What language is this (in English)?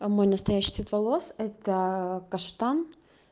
Russian